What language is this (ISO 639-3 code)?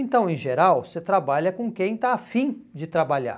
por